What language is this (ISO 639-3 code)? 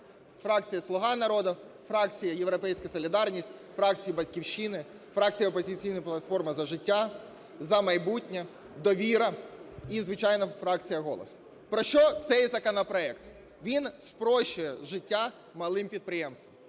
ukr